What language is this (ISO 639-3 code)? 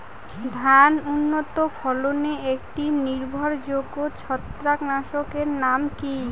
ben